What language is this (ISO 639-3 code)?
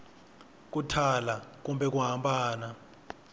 tso